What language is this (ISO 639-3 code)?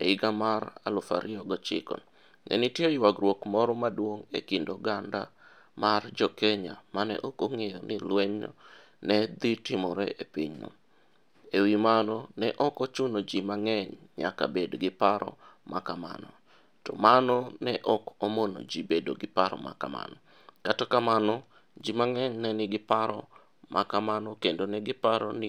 luo